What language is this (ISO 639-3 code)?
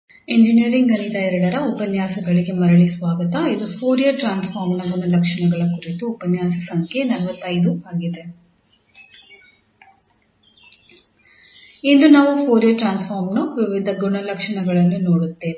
kan